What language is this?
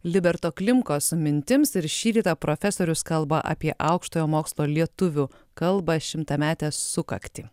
Lithuanian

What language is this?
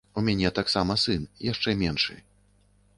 Belarusian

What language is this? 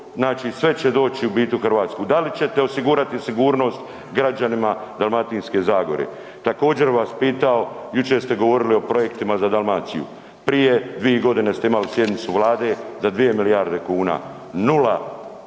Croatian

